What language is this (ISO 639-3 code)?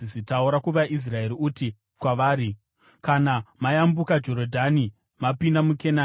sna